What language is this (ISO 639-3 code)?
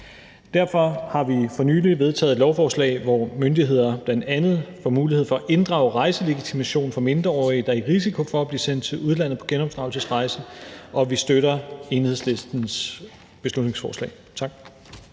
dan